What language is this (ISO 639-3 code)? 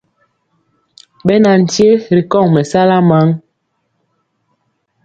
mcx